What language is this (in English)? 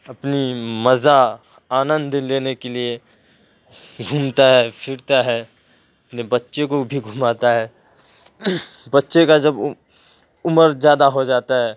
Urdu